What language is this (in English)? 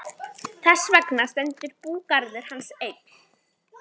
Icelandic